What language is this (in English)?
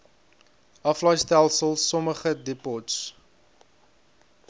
Afrikaans